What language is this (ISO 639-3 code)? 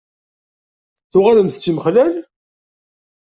kab